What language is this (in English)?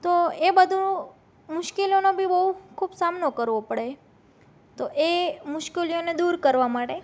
Gujarati